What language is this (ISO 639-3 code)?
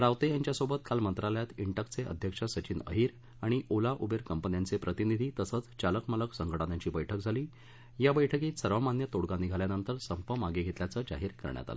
mar